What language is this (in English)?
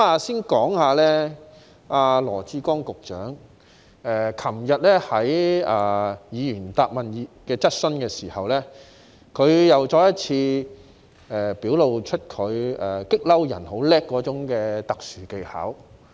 Cantonese